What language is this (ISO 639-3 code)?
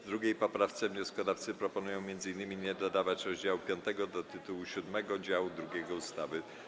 pol